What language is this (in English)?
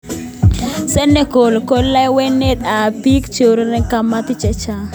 Kalenjin